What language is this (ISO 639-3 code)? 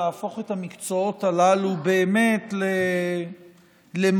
heb